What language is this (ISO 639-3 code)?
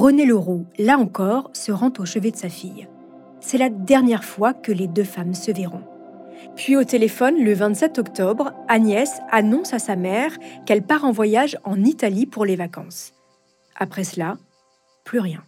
fra